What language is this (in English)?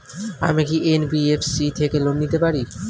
Bangla